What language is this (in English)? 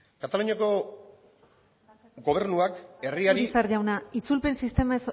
Basque